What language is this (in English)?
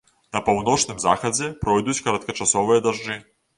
Belarusian